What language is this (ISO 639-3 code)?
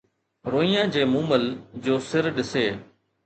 snd